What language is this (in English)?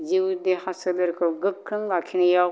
Bodo